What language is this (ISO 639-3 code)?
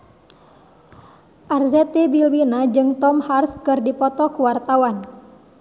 sun